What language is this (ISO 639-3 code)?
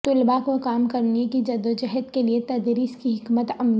urd